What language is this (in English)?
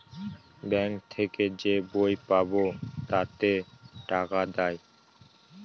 Bangla